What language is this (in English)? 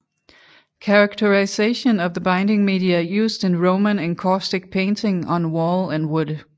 Danish